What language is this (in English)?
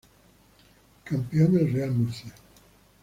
Spanish